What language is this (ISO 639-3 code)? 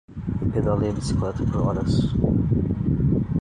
por